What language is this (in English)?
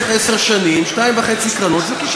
Hebrew